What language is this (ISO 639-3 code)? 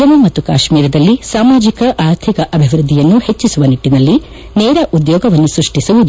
kan